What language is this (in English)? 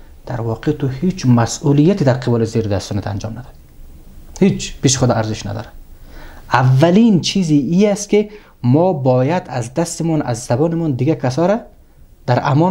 Persian